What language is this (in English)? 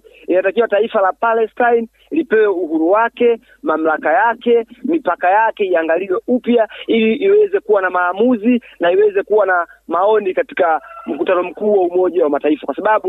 Swahili